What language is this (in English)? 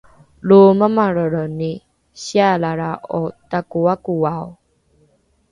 Rukai